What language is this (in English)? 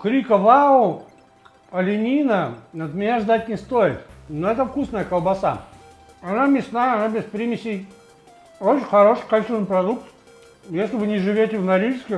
Russian